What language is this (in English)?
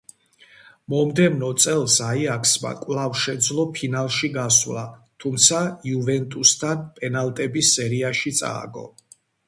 Georgian